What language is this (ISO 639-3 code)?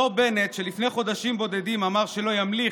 heb